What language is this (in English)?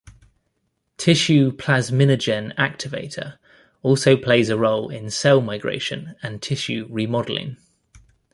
English